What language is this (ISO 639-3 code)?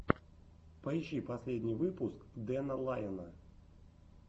rus